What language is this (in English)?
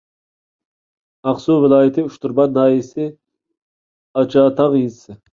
Uyghur